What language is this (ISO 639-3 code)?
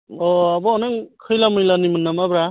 brx